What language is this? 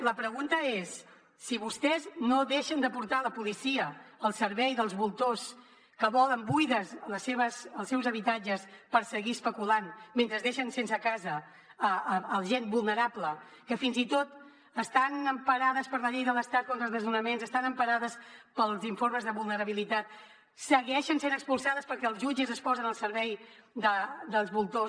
Catalan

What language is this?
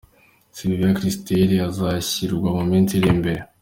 Kinyarwanda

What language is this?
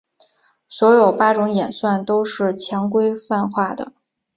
Chinese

